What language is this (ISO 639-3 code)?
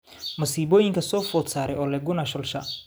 som